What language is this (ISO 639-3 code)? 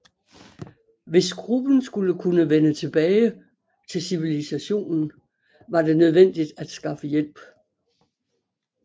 dan